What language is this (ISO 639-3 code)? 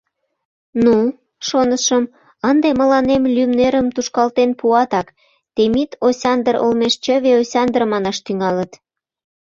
chm